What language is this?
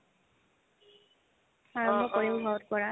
Assamese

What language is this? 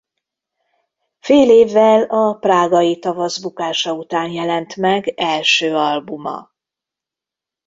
Hungarian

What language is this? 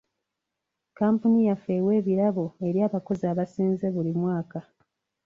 Ganda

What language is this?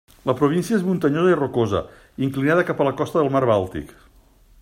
Catalan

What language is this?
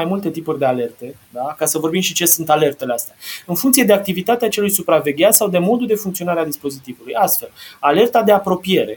Romanian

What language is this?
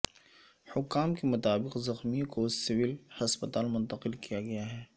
Urdu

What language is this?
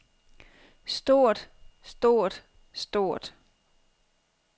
Danish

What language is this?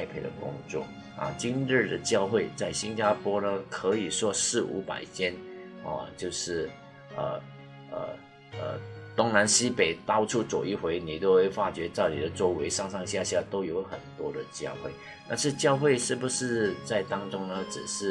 Chinese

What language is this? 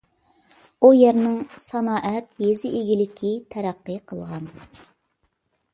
Uyghur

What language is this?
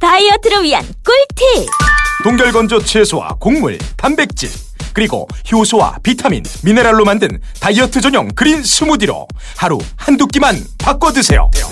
Korean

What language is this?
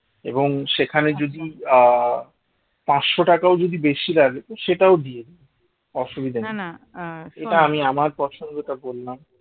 Bangla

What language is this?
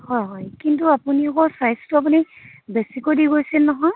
Assamese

